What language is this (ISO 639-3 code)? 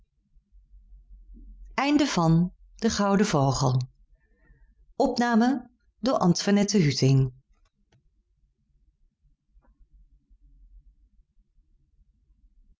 nld